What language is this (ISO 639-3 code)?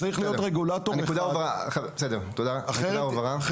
heb